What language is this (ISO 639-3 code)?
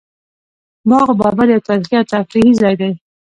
pus